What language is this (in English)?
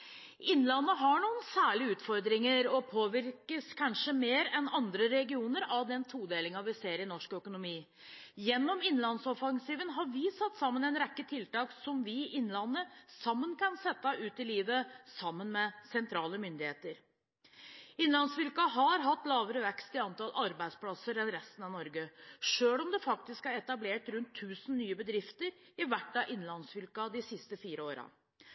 Norwegian Bokmål